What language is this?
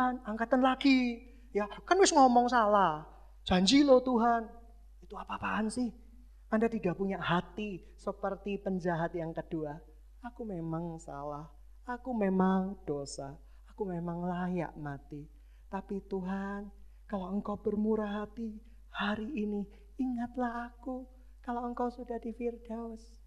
Indonesian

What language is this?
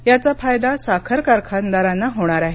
Marathi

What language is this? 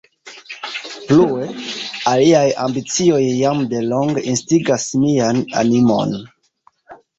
Esperanto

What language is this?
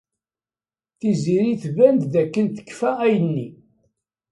Kabyle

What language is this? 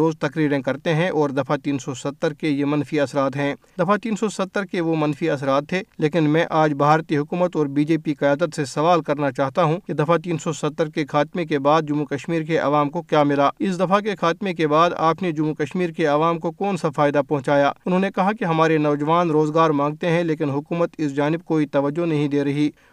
Urdu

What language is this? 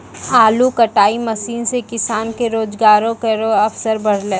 Maithili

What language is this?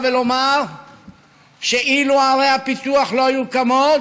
Hebrew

